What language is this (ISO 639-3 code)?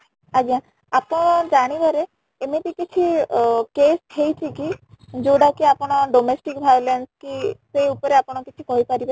ori